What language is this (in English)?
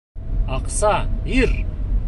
Bashkir